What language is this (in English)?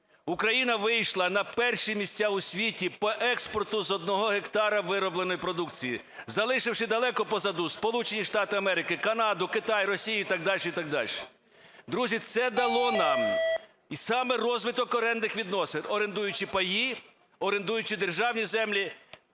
Ukrainian